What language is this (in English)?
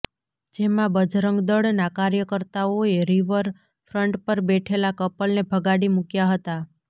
Gujarati